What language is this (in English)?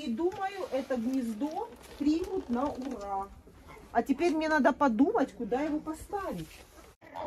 Russian